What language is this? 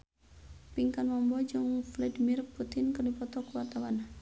Sundanese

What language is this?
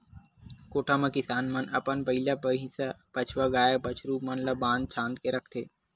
Chhattisgarhi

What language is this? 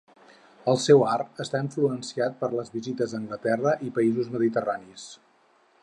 Catalan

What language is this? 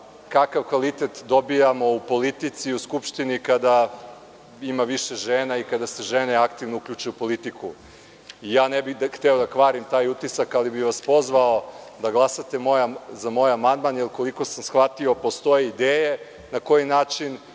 Serbian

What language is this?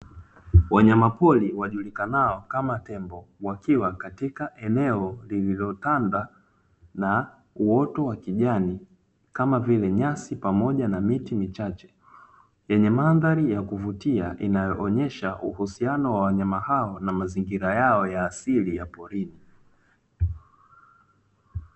Swahili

